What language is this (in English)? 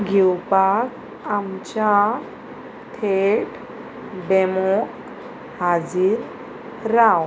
Konkani